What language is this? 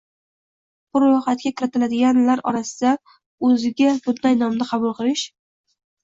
Uzbek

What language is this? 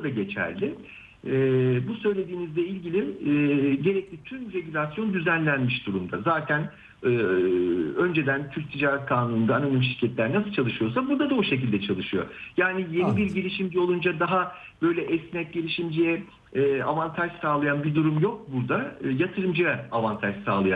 Turkish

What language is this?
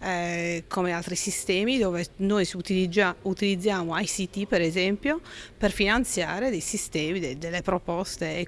Italian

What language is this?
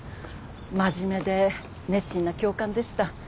Japanese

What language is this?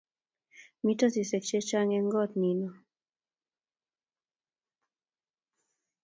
Kalenjin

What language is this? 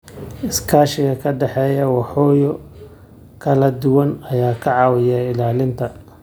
Somali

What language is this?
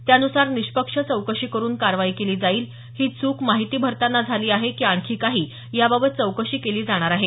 Marathi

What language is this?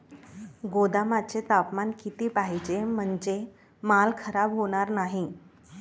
Marathi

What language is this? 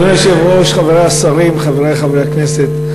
Hebrew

